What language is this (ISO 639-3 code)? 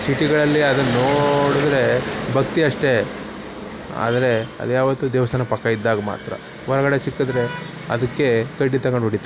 kan